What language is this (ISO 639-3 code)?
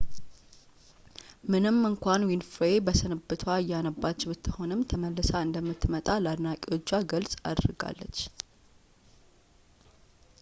amh